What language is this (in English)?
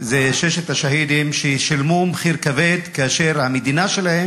Hebrew